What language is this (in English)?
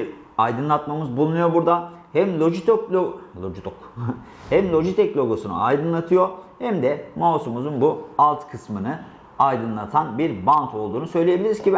Turkish